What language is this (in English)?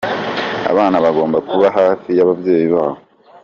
Kinyarwanda